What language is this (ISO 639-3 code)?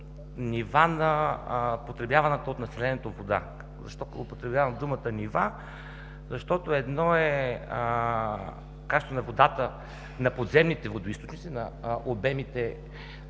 bul